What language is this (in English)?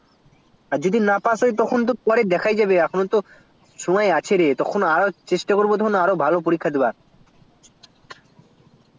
Bangla